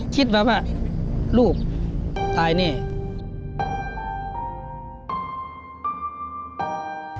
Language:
Thai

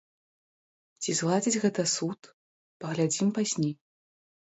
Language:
Belarusian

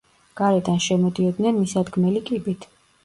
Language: Georgian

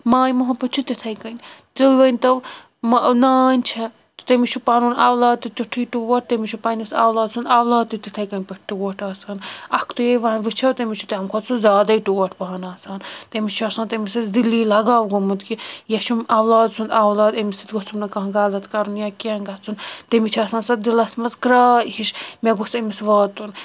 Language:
Kashmiri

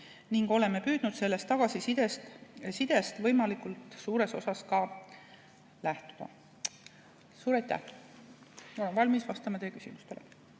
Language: Estonian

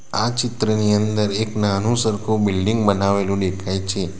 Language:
Gujarati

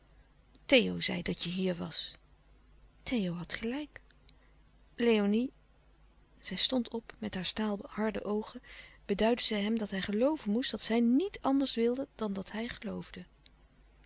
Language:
Dutch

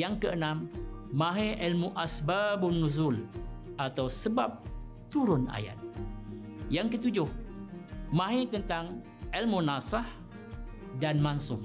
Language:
Malay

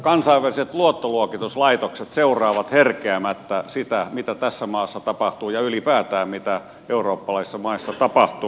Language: Finnish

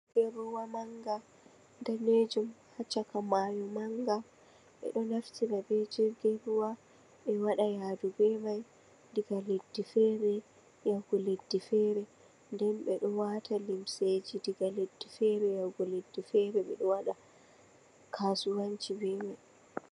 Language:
Fula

